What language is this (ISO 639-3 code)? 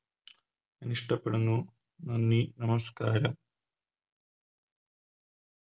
mal